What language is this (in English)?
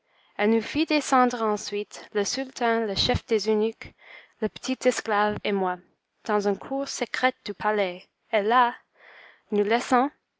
French